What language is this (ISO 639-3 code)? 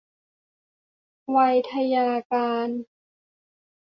tha